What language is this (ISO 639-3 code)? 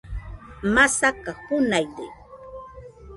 hux